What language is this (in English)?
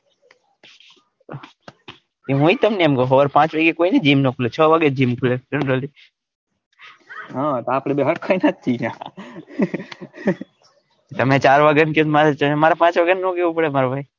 Gujarati